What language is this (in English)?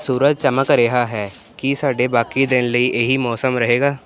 Punjabi